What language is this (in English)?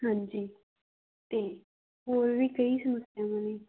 Punjabi